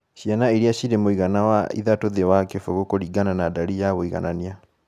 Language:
Kikuyu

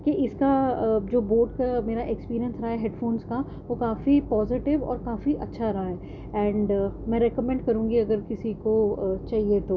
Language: Urdu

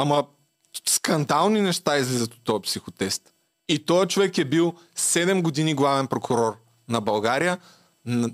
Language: Bulgarian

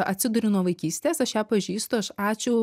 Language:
Lithuanian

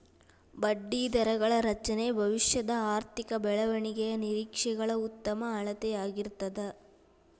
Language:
Kannada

